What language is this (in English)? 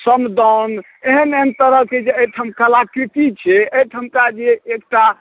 Maithili